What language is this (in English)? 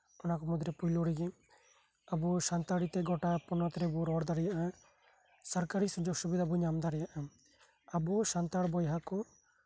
Santali